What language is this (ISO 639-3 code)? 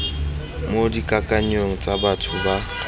tsn